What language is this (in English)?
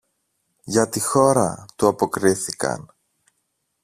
Greek